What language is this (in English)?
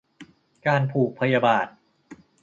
Thai